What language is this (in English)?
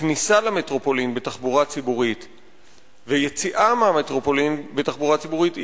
Hebrew